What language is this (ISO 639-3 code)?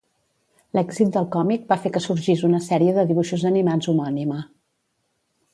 cat